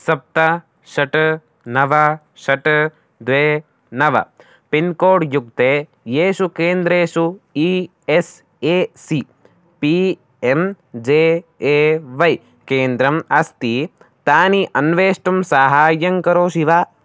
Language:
Sanskrit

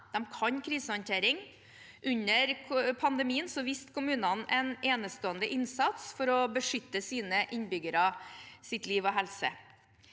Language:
Norwegian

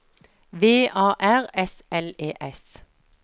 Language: Norwegian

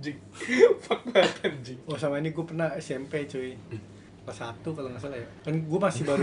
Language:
Indonesian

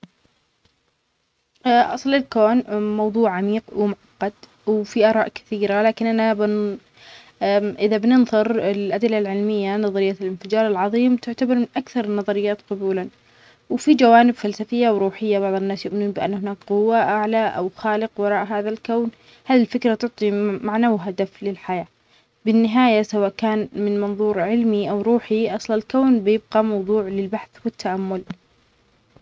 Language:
Omani Arabic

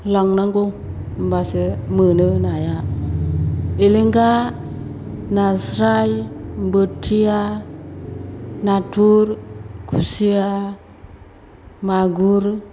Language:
Bodo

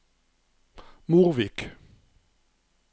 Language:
Norwegian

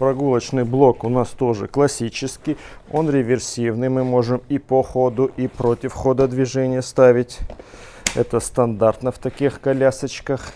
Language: Russian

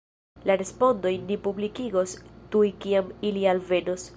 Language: Esperanto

